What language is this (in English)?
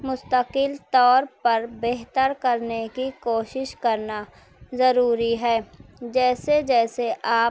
Urdu